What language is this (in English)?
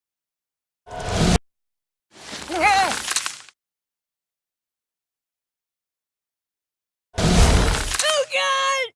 English